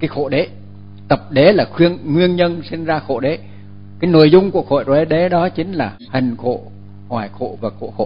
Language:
Vietnamese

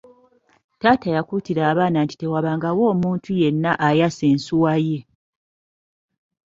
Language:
Ganda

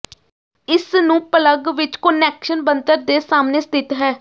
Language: Punjabi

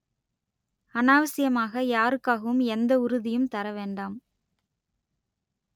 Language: Tamil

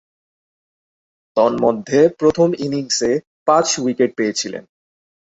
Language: Bangla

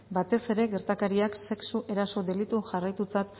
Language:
Basque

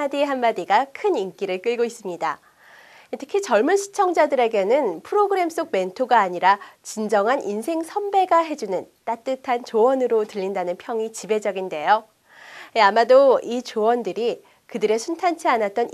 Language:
Korean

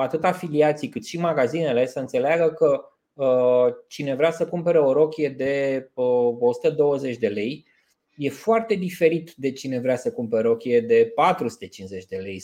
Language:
Romanian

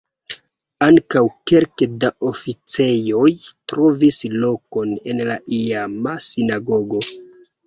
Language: Esperanto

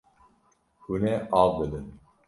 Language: Kurdish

